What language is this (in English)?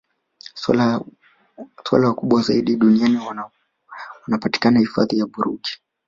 Swahili